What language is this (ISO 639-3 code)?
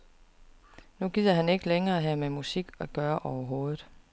dan